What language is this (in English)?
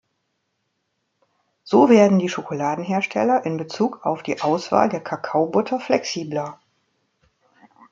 German